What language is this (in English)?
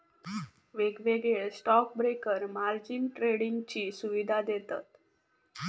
Marathi